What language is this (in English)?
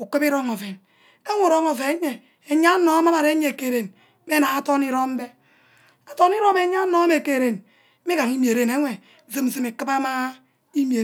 Ubaghara